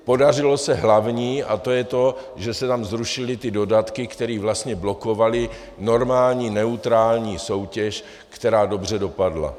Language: Czech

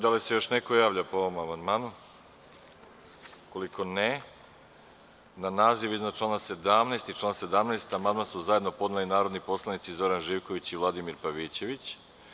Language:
Serbian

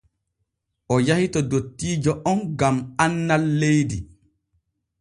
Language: Borgu Fulfulde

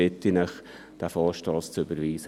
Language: Swiss German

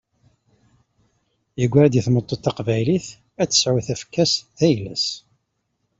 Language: Kabyle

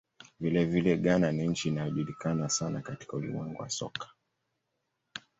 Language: Swahili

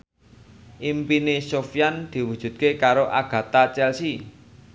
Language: Javanese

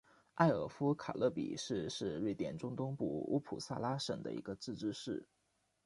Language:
Chinese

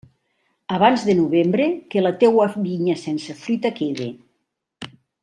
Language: Catalan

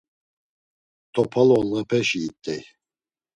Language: Laz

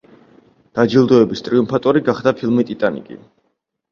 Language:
Georgian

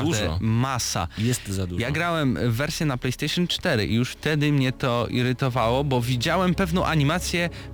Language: Polish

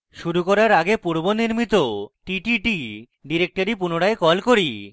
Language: Bangla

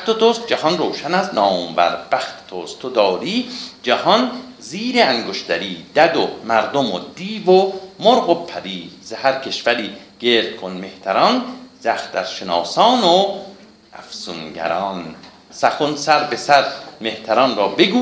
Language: Persian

